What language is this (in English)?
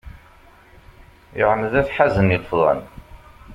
Kabyle